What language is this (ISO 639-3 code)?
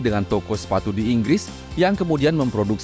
ind